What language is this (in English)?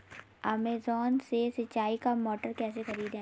Hindi